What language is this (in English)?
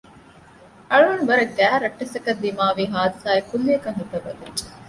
Divehi